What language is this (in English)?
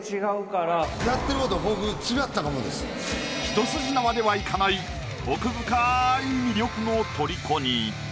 Japanese